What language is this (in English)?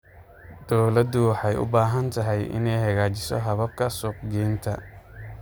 Somali